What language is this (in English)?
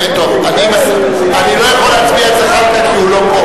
Hebrew